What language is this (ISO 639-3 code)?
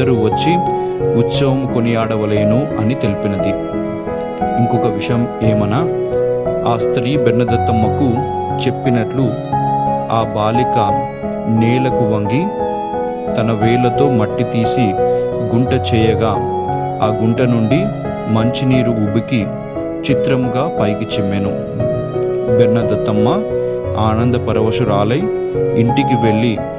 ron